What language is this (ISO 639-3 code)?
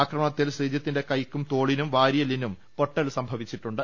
mal